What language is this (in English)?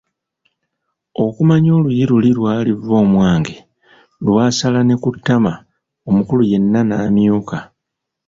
Ganda